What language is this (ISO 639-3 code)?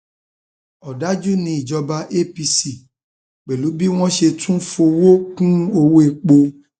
yor